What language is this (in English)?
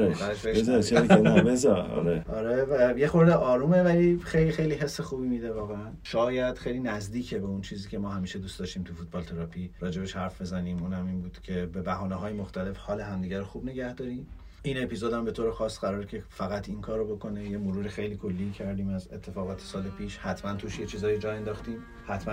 Persian